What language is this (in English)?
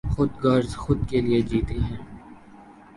Urdu